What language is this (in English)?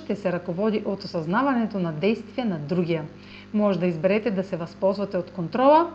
Bulgarian